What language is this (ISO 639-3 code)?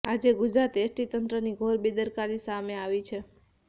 guj